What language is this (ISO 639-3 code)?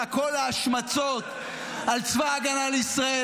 heb